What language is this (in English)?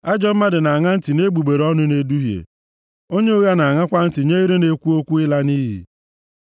Igbo